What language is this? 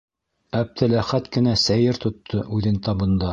Bashkir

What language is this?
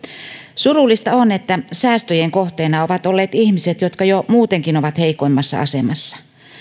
Finnish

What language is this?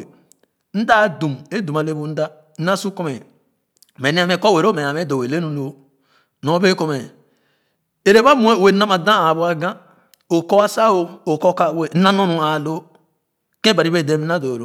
Khana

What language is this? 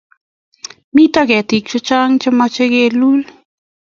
Kalenjin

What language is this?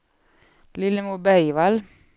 Swedish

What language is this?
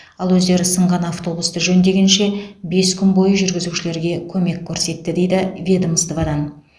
Kazakh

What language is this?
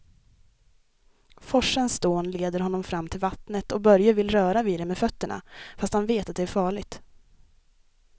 Swedish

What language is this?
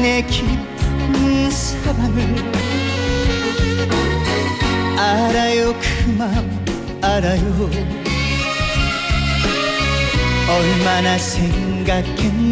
Korean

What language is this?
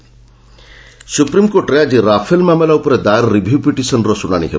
Odia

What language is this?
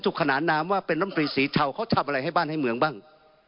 Thai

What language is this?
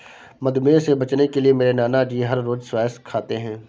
Hindi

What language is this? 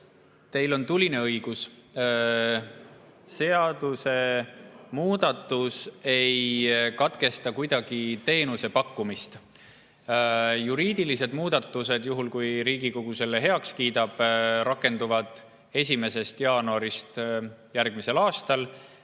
Estonian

